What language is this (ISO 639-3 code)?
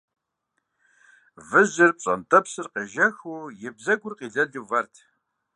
kbd